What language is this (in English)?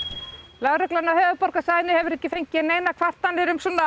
Icelandic